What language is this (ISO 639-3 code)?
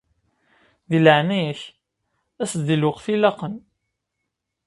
kab